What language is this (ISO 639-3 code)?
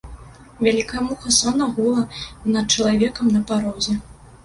bel